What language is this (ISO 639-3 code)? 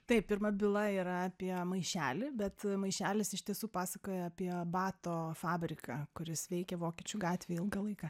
lit